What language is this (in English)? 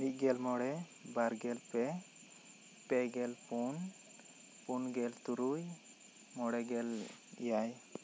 Santali